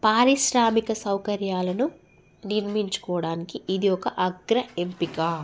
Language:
Telugu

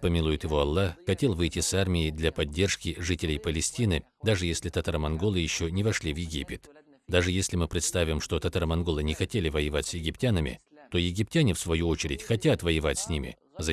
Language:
Russian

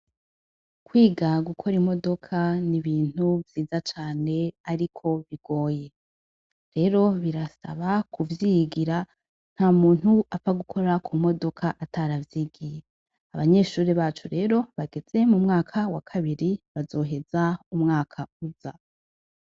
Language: Rundi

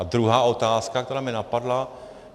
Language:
Czech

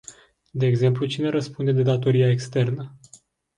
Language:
Romanian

